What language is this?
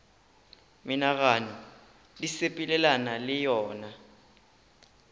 Northern Sotho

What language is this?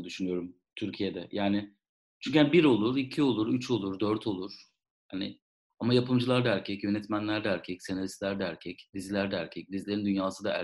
Turkish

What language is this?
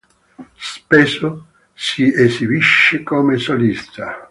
Italian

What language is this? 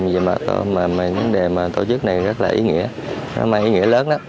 Vietnamese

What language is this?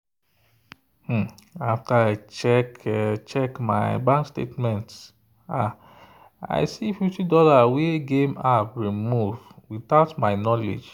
Nigerian Pidgin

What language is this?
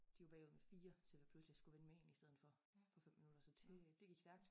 Danish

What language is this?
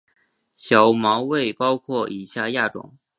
Chinese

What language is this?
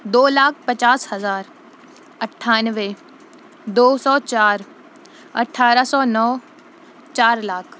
Urdu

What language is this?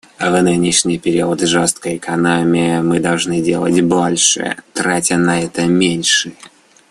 Russian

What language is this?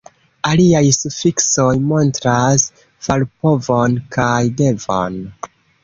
Esperanto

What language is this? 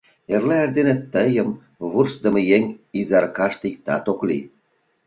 Mari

